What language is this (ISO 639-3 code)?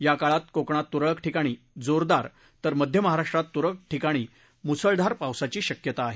mar